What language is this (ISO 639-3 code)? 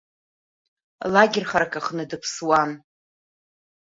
abk